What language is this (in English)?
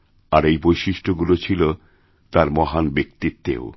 Bangla